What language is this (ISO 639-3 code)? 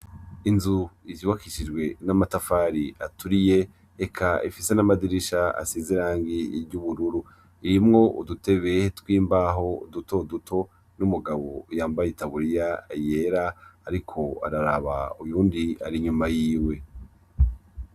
run